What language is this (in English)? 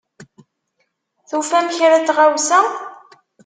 Kabyle